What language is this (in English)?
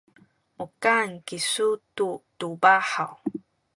Sakizaya